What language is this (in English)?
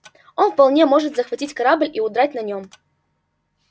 Russian